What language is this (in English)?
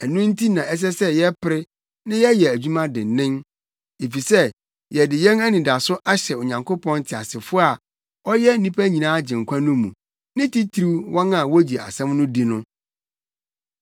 Akan